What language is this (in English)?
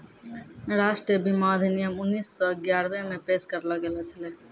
Maithili